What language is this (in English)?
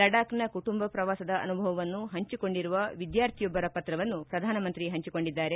Kannada